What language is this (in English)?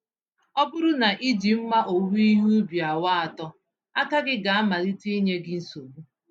Igbo